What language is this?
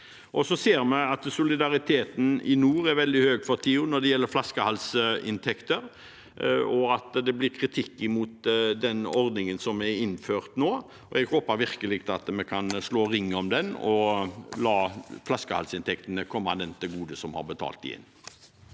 Norwegian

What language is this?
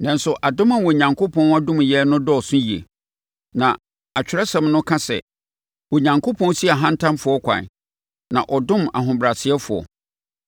Akan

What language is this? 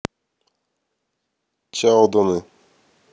Russian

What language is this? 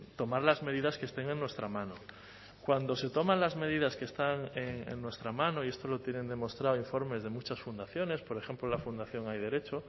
Spanish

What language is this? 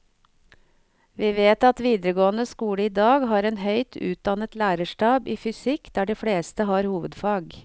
Norwegian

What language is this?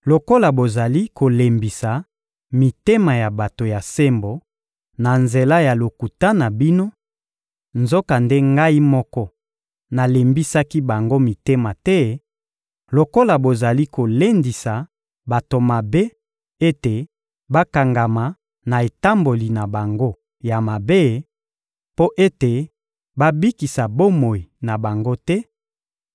Lingala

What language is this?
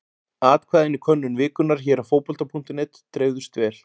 Icelandic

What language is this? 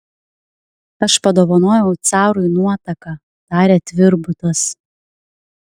Lithuanian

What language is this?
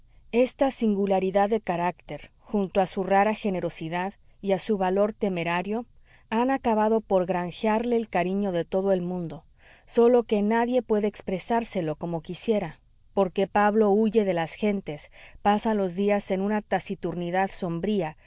Spanish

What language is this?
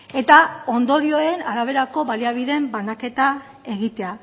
Basque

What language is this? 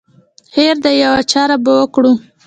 Pashto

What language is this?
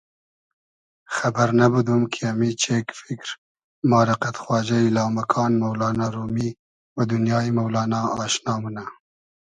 Hazaragi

